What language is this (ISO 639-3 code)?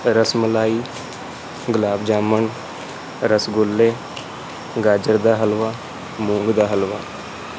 pan